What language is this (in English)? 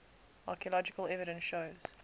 English